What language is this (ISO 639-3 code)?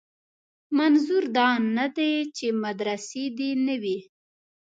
pus